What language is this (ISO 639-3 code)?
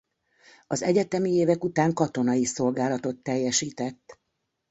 hun